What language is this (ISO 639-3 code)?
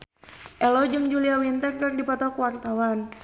sun